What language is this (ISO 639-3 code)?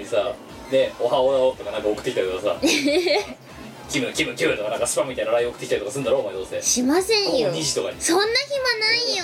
jpn